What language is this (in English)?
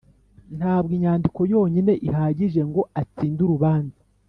Kinyarwanda